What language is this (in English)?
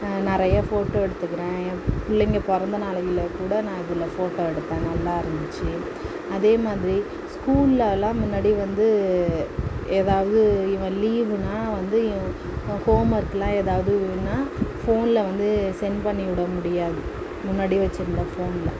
Tamil